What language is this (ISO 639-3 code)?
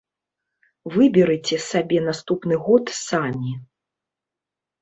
bel